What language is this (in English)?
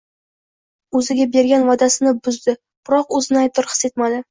Uzbek